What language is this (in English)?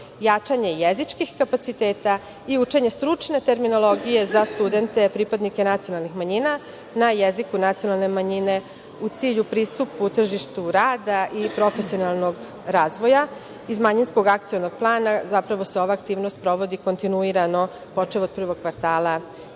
Serbian